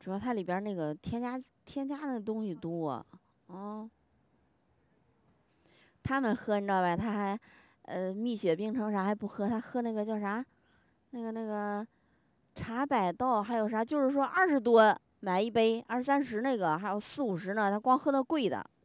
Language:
Chinese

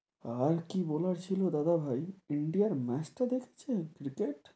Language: Bangla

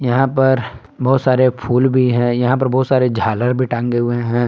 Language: Hindi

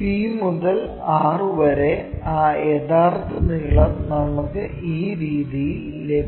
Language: Malayalam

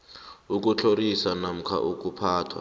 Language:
South Ndebele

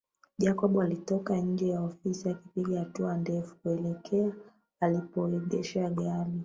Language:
Swahili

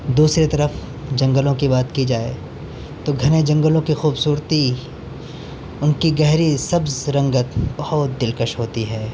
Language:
Urdu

